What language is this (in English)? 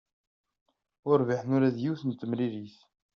Kabyle